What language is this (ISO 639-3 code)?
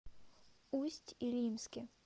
rus